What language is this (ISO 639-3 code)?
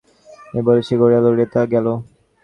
ben